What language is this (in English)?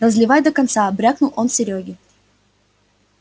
Russian